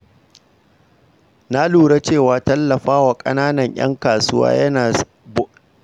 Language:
Hausa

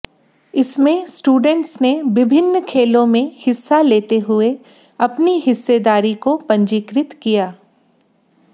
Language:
Hindi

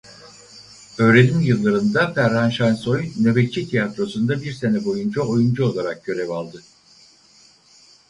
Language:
Turkish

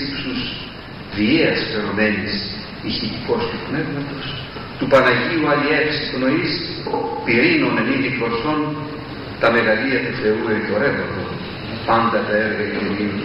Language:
Greek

